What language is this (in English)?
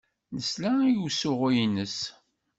Kabyle